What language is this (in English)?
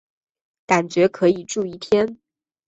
Chinese